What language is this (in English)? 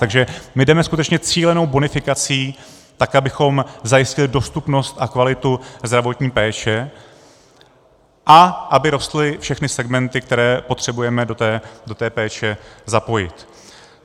Czech